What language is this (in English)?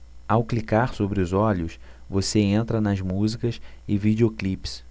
Portuguese